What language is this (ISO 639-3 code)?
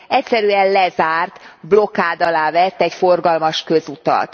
hun